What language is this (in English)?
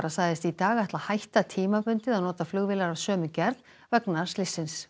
Icelandic